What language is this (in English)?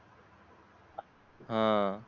Marathi